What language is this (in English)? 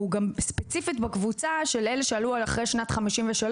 Hebrew